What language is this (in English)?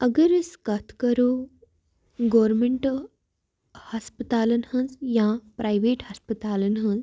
Kashmiri